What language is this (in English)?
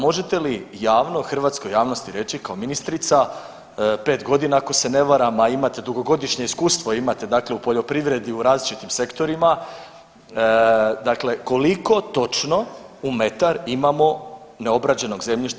Croatian